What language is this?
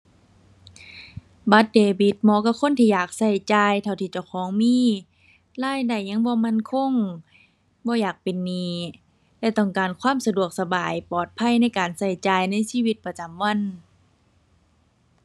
Thai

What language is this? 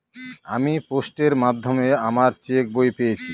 Bangla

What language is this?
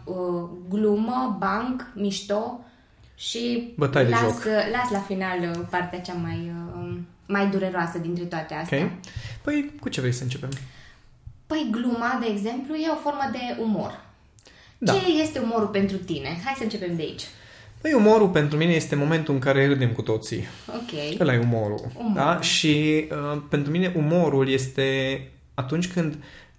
Romanian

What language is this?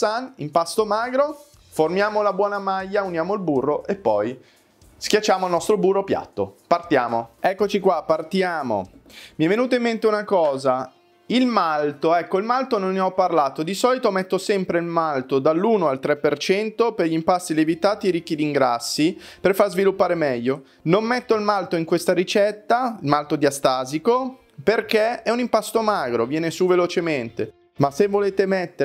Italian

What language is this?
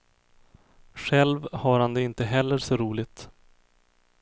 Swedish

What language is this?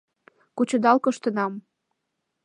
Mari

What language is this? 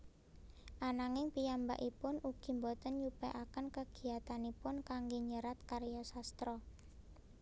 Javanese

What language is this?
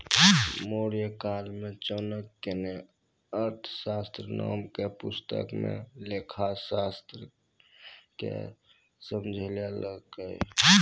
Maithili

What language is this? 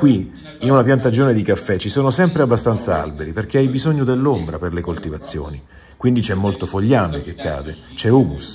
Italian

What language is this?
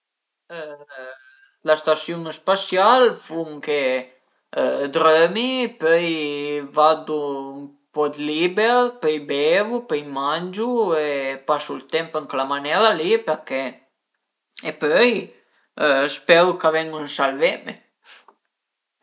Piedmontese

